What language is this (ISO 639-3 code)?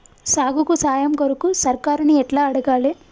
tel